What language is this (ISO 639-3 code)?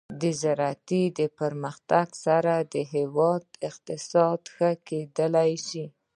pus